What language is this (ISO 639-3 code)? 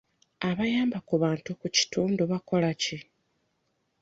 lug